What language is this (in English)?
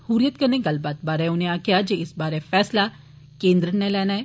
Dogri